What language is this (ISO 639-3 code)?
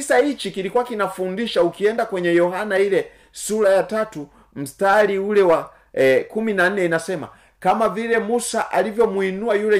swa